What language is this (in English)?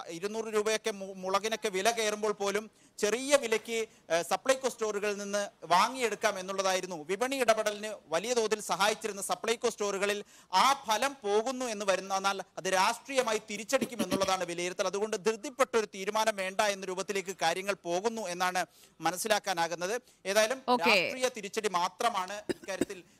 Malayalam